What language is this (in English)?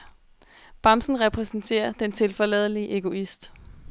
Danish